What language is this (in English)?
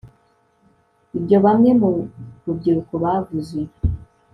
Kinyarwanda